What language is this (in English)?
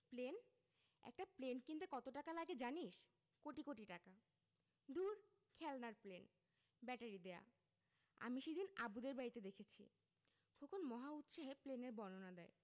Bangla